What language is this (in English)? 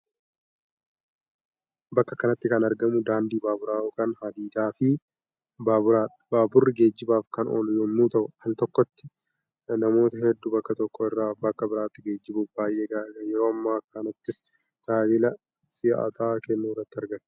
Oromo